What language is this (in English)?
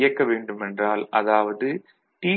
Tamil